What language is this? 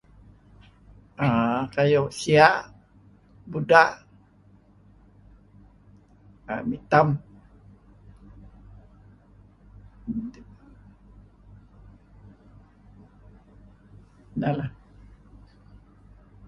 Kelabit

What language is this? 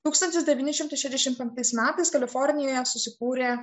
Lithuanian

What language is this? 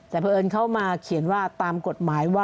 Thai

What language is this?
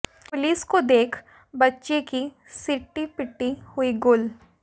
Hindi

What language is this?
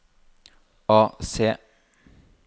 Norwegian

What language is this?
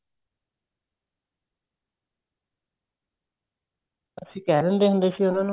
Punjabi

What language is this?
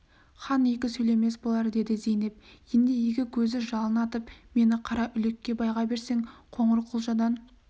Kazakh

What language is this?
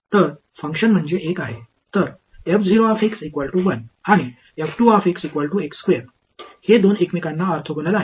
Marathi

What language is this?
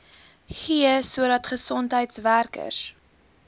Afrikaans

